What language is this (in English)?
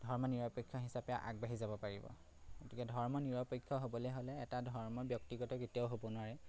Assamese